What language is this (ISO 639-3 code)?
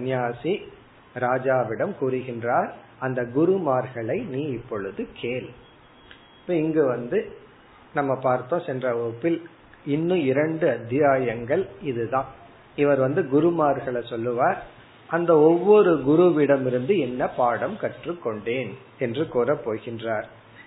tam